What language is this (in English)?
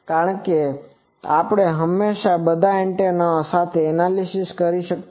Gujarati